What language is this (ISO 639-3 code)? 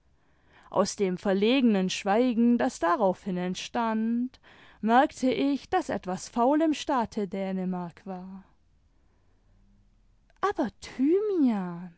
deu